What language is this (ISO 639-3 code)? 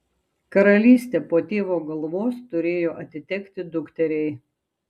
lit